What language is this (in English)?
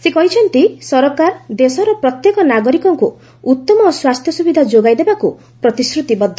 Odia